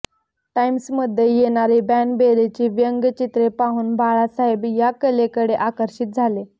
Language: Marathi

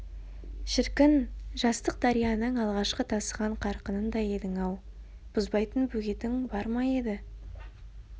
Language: Kazakh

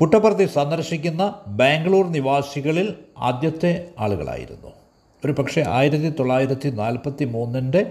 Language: Malayalam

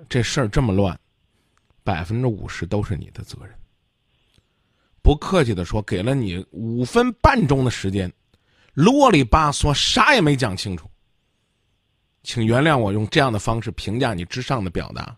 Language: Chinese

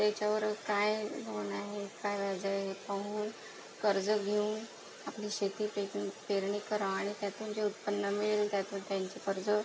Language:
Marathi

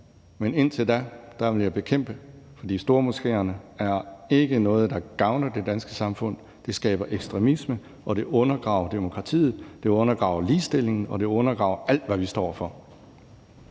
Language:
Danish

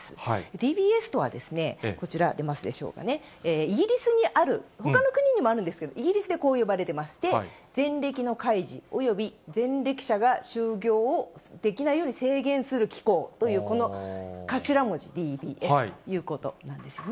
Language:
Japanese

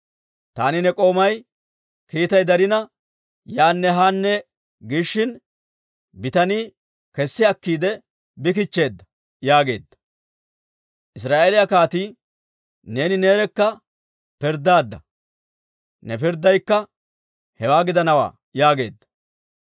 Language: Dawro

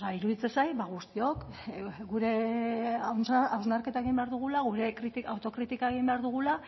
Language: Basque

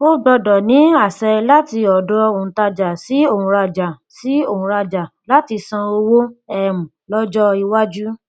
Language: Yoruba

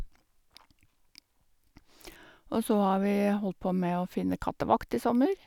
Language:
Norwegian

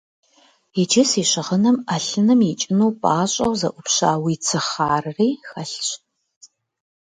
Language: Kabardian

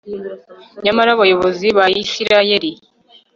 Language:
Kinyarwanda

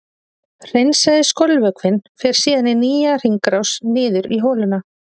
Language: Icelandic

